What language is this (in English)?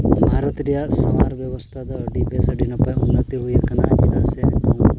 Santali